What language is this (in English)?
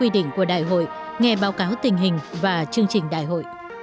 Vietnamese